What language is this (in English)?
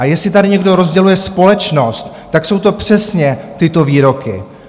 Czech